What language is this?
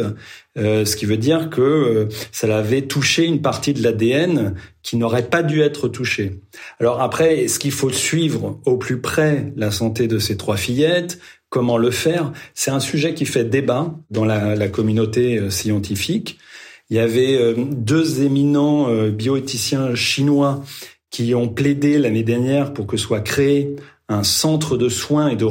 French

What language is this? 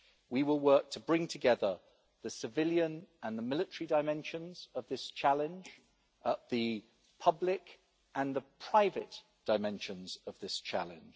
English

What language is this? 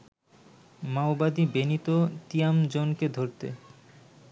Bangla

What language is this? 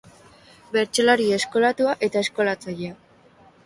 Basque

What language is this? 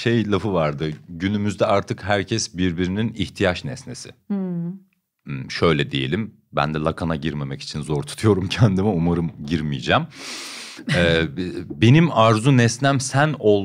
Turkish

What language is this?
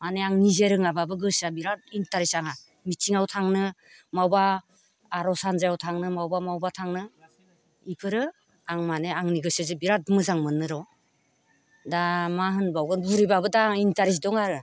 Bodo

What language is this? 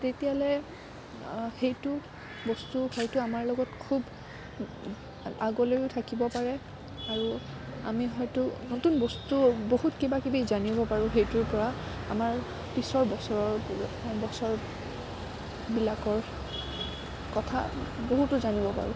Assamese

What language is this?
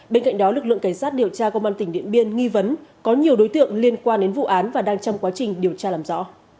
Vietnamese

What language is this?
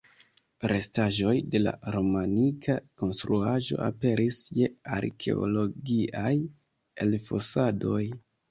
Esperanto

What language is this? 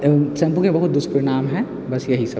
Maithili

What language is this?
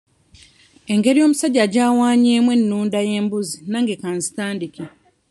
Ganda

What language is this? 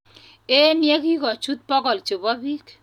Kalenjin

